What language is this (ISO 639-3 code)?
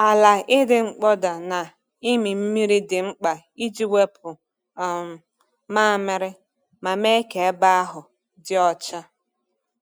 ibo